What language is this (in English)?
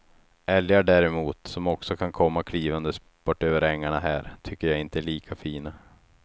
Swedish